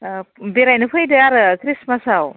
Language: Bodo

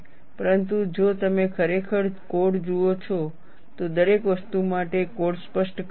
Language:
Gujarati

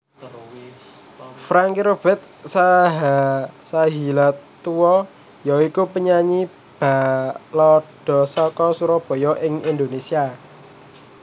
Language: Javanese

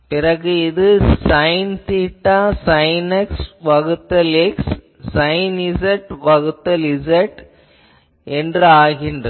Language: Tamil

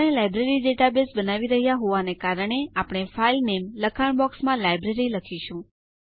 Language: Gujarati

